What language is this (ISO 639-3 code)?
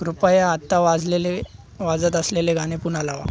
mar